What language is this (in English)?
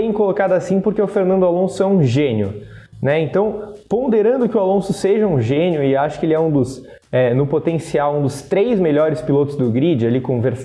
Portuguese